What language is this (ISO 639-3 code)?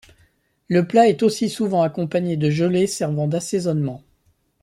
fra